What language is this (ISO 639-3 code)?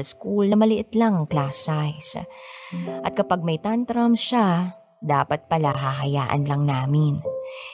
fil